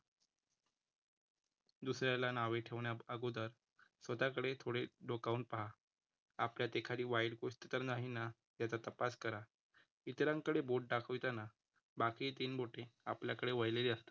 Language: Marathi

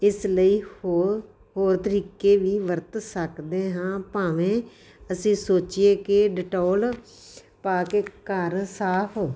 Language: Punjabi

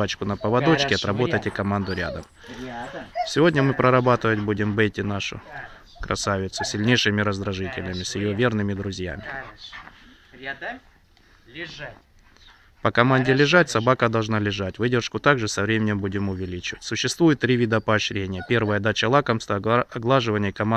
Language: Russian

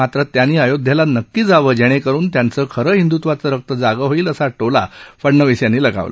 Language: Marathi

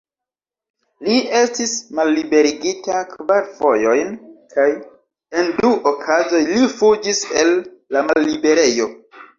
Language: Esperanto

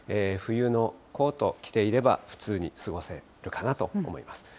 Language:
Japanese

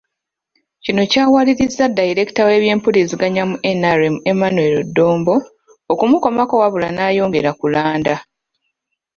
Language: Ganda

